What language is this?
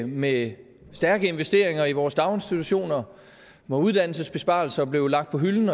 Danish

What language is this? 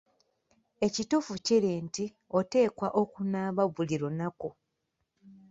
Ganda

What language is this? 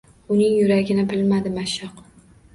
Uzbek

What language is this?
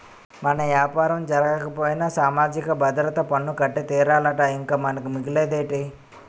Telugu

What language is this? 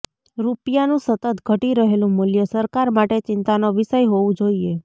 Gujarati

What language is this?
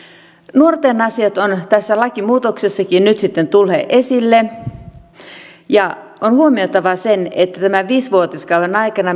Finnish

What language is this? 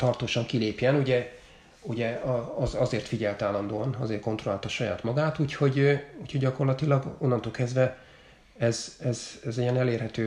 Hungarian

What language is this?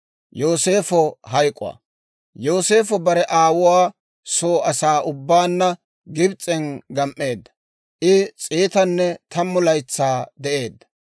Dawro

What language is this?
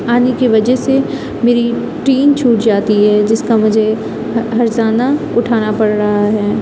Urdu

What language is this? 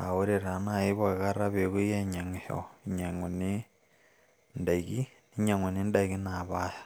Masai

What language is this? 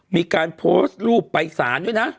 Thai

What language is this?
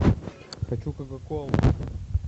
Russian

